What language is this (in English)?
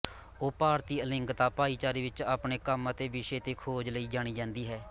Punjabi